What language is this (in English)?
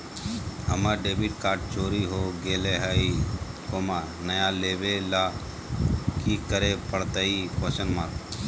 Magahi